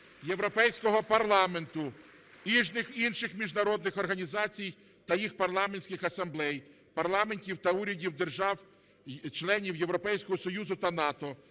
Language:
Ukrainian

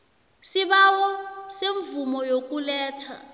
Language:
South Ndebele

